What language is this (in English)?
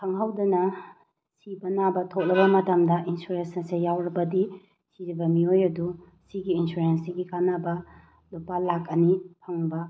Manipuri